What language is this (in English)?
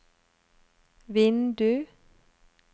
Norwegian